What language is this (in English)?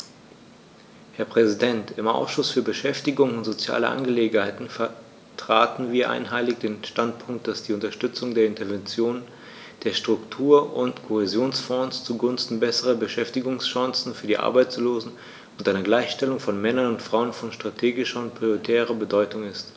German